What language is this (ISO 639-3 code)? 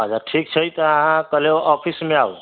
mai